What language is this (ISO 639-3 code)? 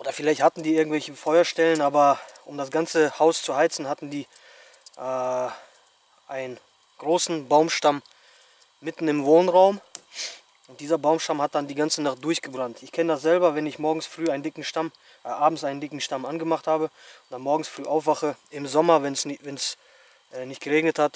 deu